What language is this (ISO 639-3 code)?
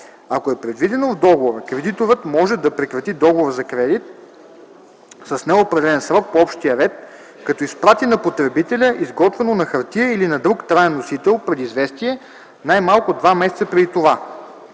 bul